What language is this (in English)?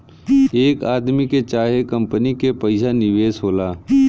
Bhojpuri